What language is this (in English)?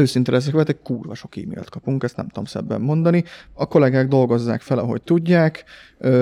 Hungarian